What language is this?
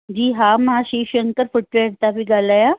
Sindhi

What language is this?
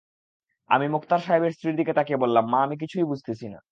Bangla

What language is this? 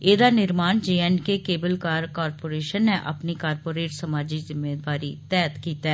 Dogri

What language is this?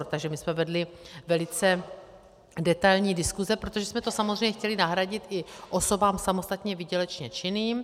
Czech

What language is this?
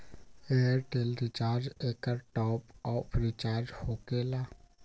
Magahi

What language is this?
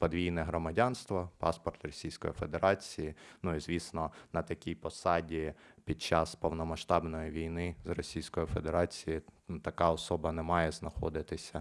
Ukrainian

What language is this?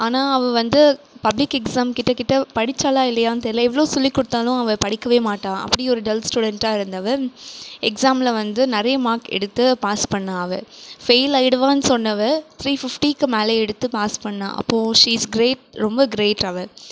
Tamil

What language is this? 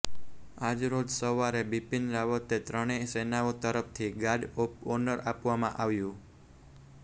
Gujarati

